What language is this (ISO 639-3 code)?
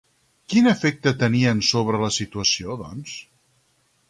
cat